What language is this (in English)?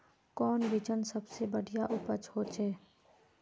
Magahi